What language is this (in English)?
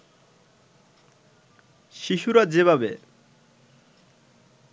Bangla